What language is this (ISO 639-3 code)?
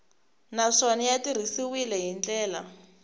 tso